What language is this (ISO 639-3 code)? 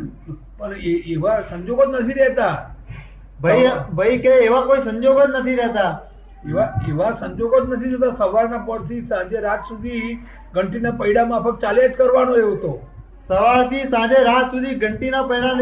guj